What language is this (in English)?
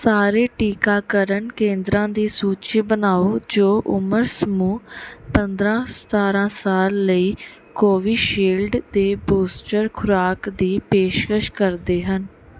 Punjabi